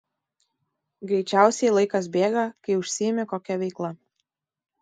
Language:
Lithuanian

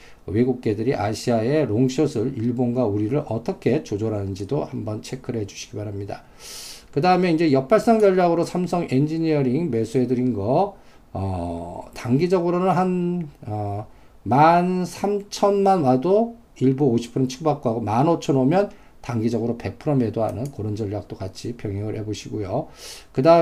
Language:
Korean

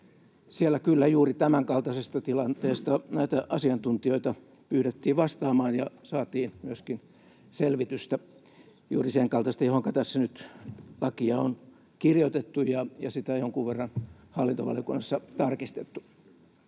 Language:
Finnish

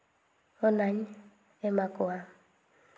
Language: Santali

